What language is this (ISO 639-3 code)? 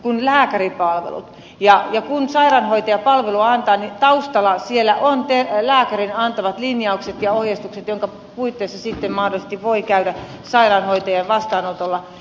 fin